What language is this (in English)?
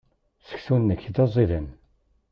Kabyle